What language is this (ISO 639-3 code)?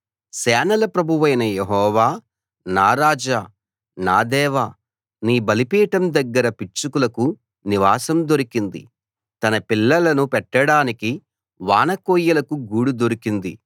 tel